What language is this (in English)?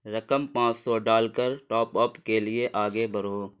Urdu